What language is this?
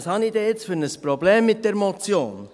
Swiss German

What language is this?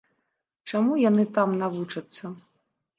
Belarusian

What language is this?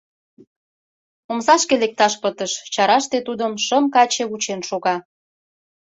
Mari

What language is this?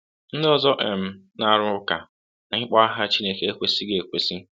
Igbo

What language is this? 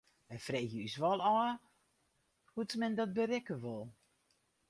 Western Frisian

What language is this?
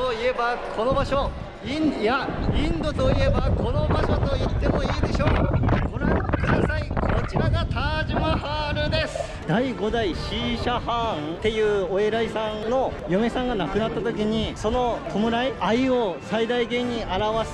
Japanese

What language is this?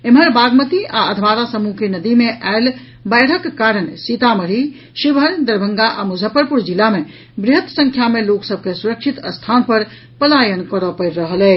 Maithili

